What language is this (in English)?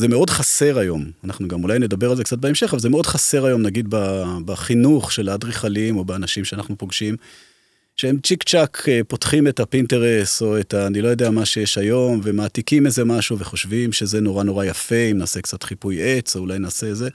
Hebrew